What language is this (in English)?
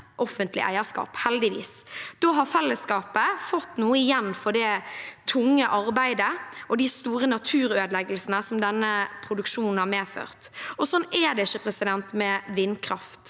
Norwegian